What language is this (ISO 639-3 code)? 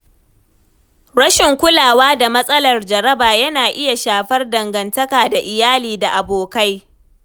hau